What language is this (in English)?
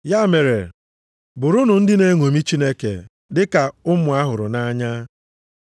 Igbo